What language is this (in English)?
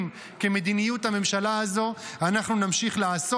Hebrew